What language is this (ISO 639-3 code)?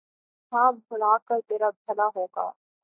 urd